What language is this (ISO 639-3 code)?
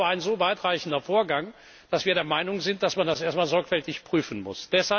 deu